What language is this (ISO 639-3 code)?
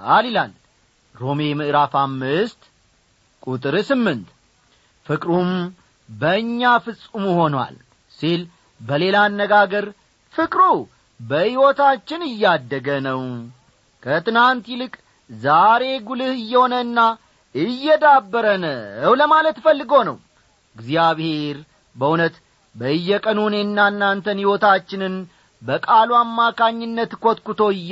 amh